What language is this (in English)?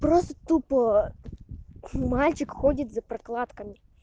Russian